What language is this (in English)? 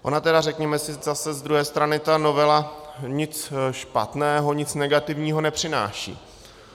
Czech